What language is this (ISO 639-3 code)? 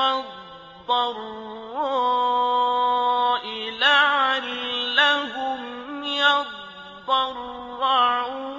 ara